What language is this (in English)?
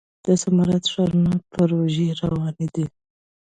Pashto